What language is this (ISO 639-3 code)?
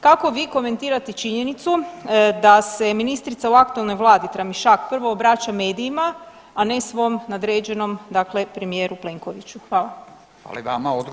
hrv